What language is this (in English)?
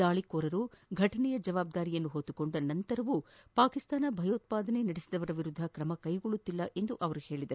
Kannada